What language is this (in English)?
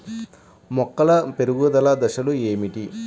Telugu